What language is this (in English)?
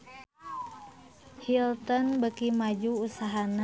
Sundanese